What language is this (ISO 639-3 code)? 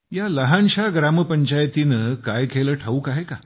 mar